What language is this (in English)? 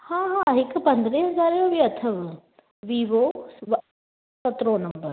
Sindhi